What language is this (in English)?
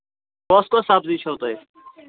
Kashmiri